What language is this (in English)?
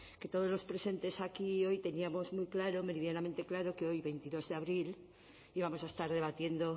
Spanish